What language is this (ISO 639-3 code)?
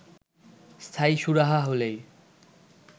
ben